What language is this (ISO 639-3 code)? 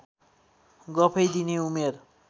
nep